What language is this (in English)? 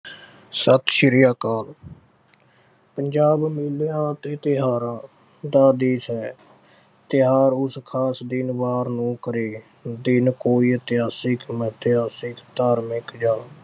Punjabi